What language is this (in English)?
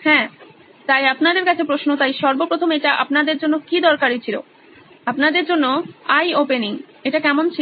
Bangla